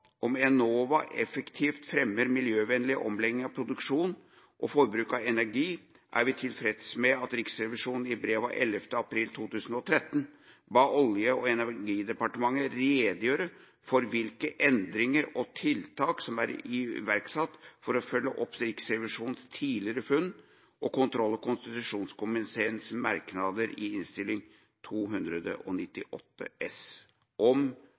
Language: Norwegian Bokmål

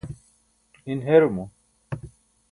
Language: Burushaski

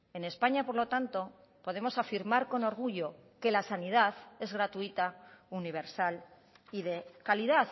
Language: Spanish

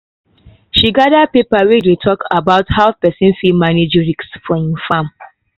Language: Nigerian Pidgin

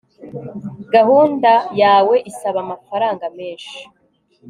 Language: Kinyarwanda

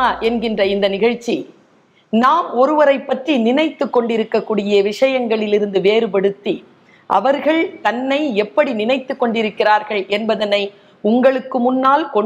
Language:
Tamil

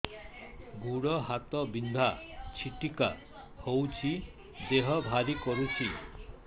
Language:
Odia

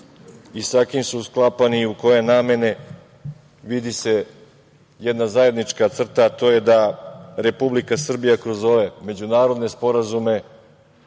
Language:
Serbian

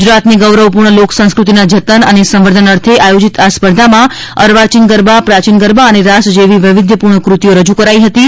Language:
Gujarati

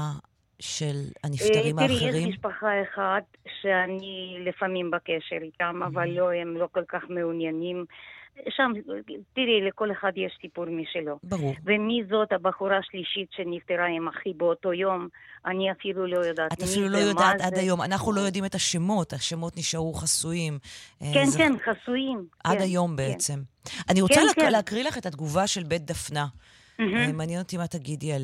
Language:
Hebrew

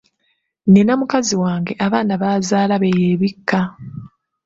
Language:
Ganda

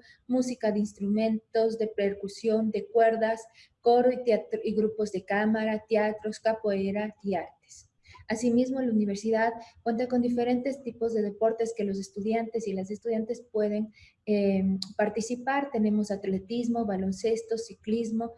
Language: Spanish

